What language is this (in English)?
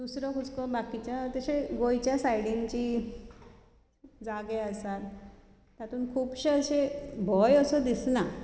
Konkani